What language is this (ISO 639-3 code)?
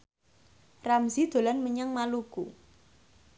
jav